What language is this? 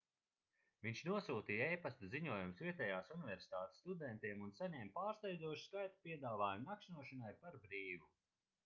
Latvian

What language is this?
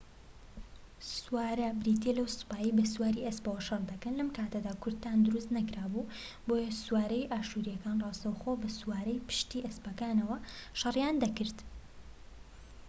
Central Kurdish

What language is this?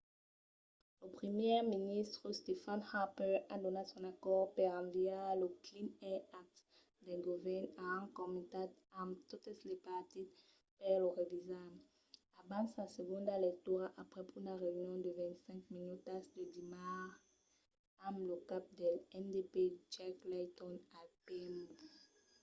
Occitan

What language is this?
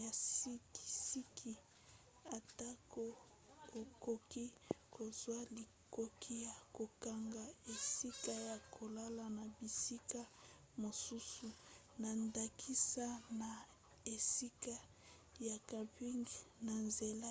Lingala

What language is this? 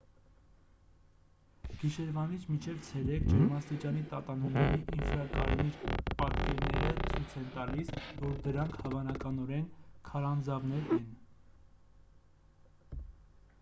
Armenian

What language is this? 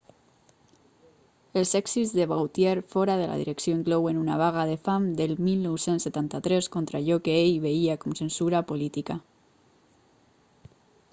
Catalan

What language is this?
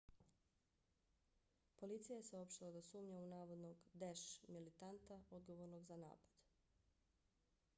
Bosnian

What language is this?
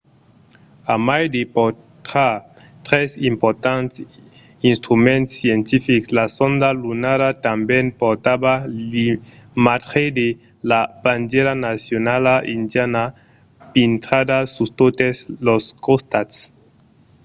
Occitan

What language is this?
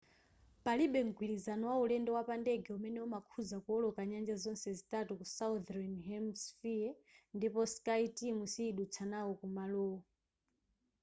Nyanja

